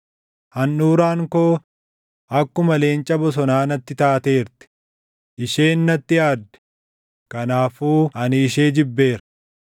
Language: Oromo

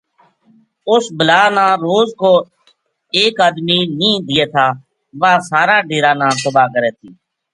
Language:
Gujari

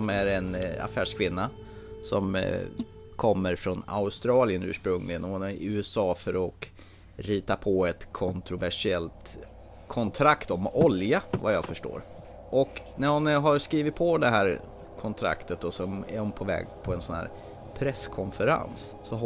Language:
Swedish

